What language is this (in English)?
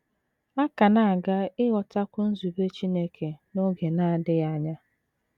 Igbo